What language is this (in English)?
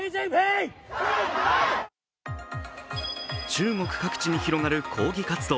Japanese